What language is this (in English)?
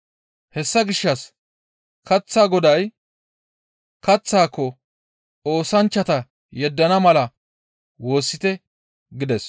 Gamo